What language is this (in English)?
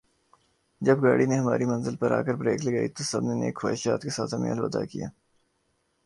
Urdu